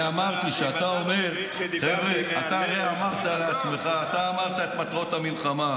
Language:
Hebrew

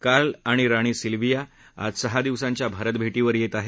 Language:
Marathi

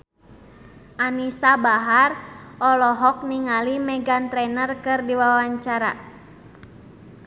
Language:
Sundanese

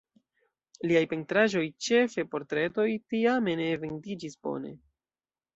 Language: Esperanto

